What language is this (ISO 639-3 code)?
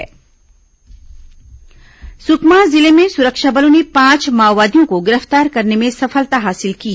hin